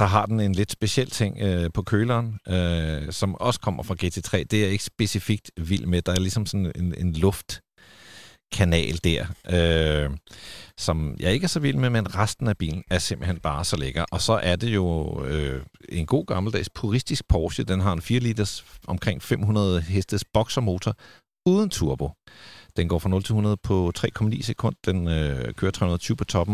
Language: Danish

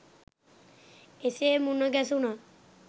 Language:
Sinhala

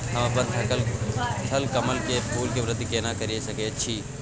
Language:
Maithili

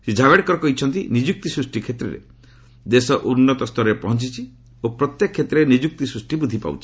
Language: Odia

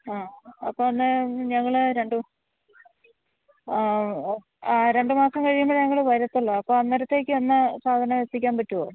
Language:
Malayalam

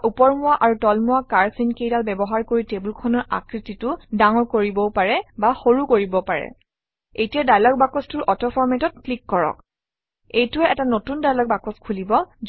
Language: Assamese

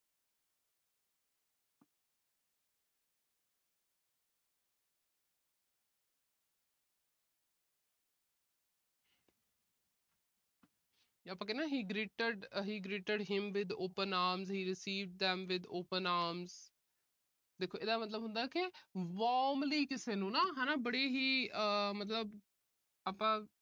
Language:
Punjabi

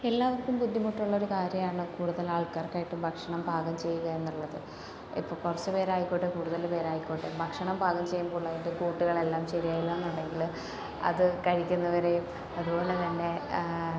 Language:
Malayalam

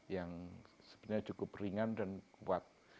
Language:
Indonesian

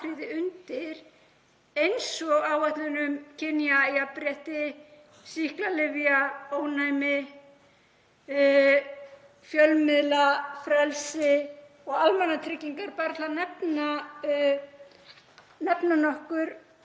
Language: Icelandic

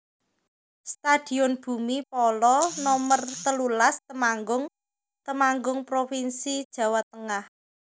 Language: Javanese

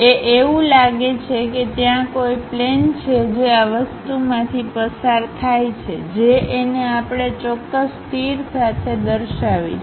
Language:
Gujarati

